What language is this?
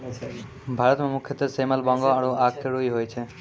Maithili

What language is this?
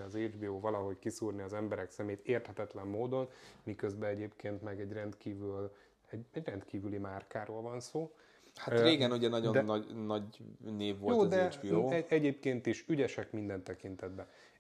Hungarian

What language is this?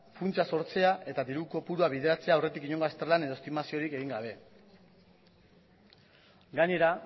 Basque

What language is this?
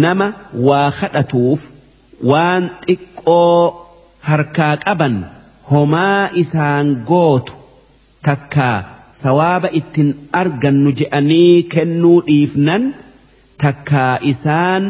Arabic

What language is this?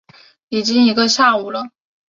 Chinese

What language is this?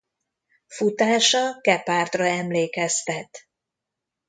Hungarian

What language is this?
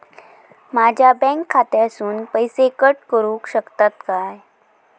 Marathi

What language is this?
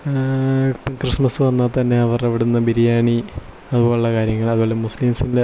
Malayalam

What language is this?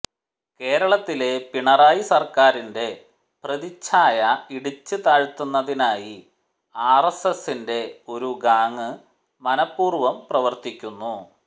Malayalam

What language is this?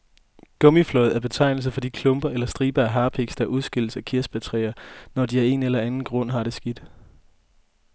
Danish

